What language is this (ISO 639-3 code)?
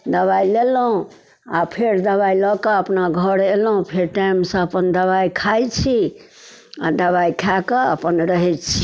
mai